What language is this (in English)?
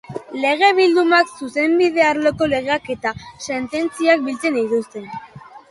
Basque